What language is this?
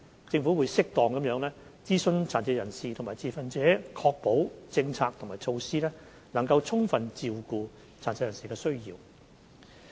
Cantonese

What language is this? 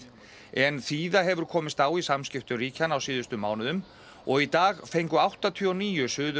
Icelandic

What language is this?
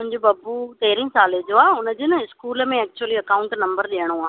Sindhi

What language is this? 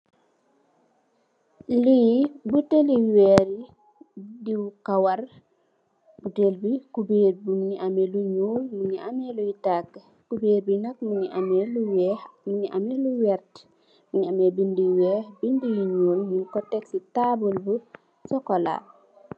Wolof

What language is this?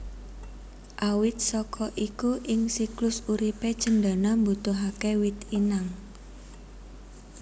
Javanese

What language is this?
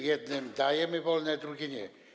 Polish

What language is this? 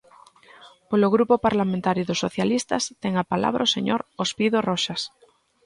Galician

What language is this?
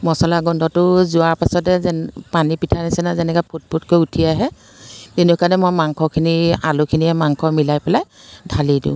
Assamese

